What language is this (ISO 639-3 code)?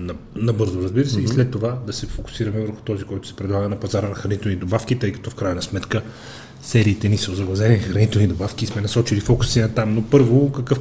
bul